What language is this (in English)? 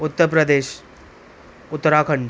Sindhi